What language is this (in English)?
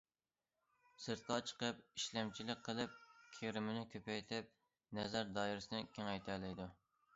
Uyghur